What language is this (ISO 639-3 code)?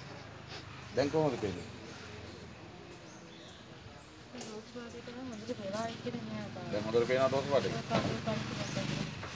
jpn